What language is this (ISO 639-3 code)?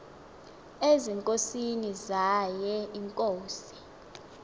xho